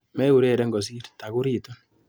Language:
Kalenjin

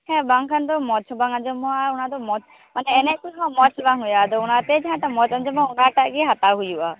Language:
Santali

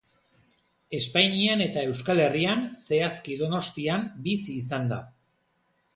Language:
Basque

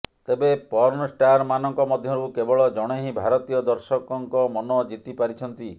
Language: Odia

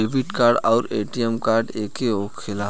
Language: Bhojpuri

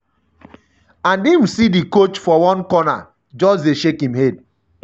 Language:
Nigerian Pidgin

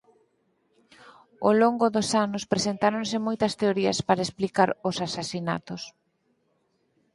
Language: Galician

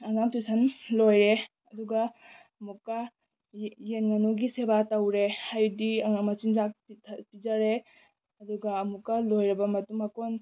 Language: Manipuri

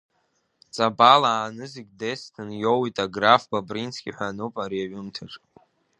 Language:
Abkhazian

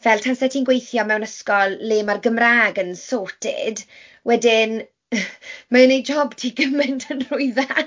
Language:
Welsh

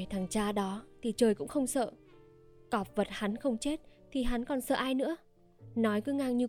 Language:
Vietnamese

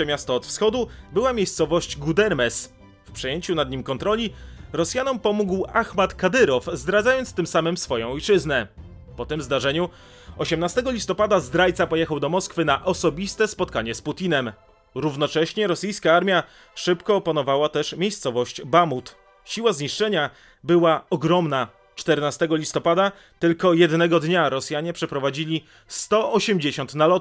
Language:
Polish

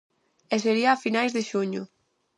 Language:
Galician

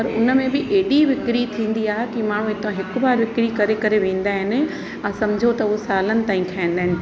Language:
Sindhi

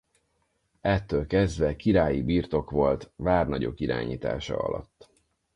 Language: Hungarian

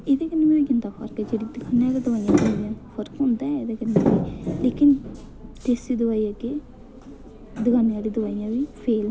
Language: Dogri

